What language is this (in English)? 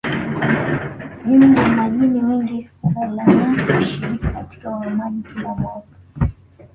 Swahili